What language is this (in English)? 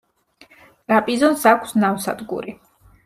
Georgian